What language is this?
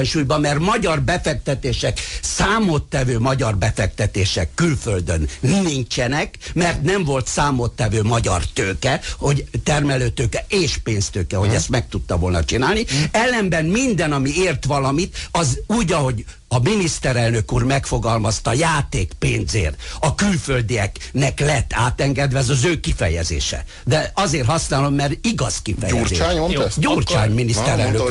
Hungarian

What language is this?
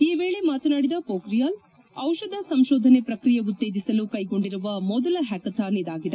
Kannada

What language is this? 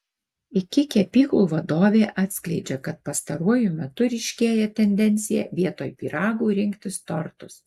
Lithuanian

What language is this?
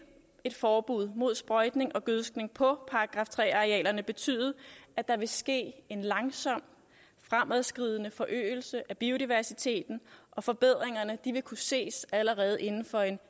Danish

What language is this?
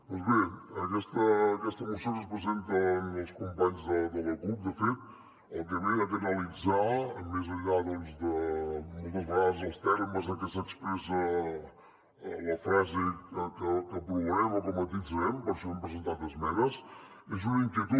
Catalan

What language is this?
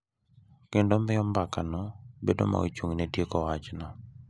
Luo (Kenya and Tanzania)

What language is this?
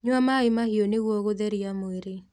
Kikuyu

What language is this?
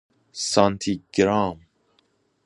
Persian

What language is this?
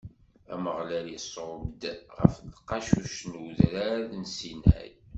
Kabyle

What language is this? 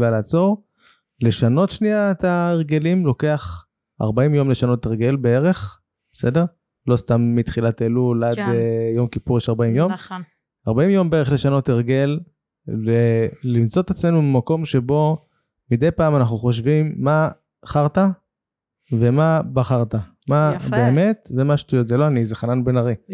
Hebrew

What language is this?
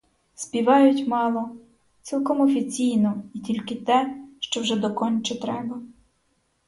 Ukrainian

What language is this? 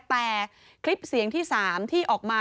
Thai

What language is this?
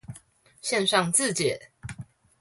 Chinese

